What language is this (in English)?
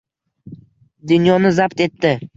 Uzbek